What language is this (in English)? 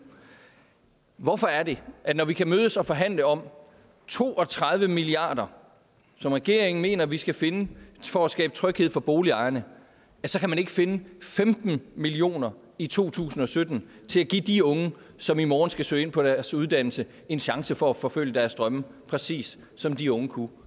Danish